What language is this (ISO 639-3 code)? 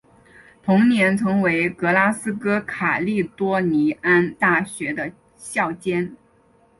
zho